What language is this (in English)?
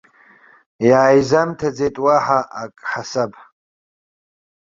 Abkhazian